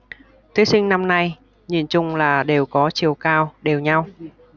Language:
Vietnamese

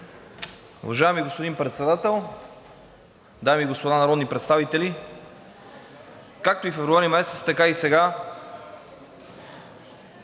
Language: Bulgarian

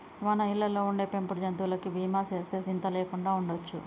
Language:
Telugu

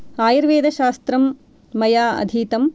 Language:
Sanskrit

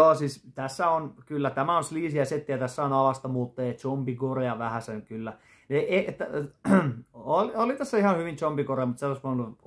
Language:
Finnish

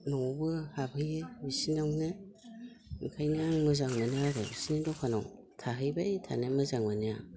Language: Bodo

